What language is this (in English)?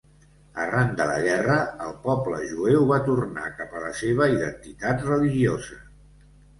Catalan